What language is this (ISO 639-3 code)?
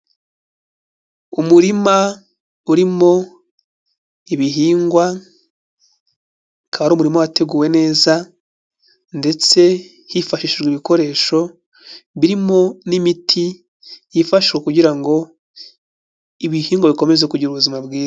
kin